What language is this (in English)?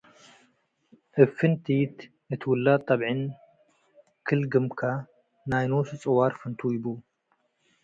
Tigre